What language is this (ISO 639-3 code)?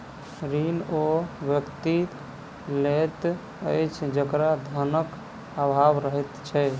mai